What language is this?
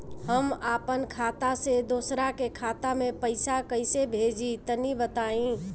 Bhojpuri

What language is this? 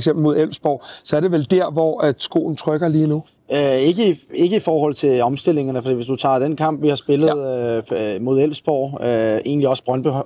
Danish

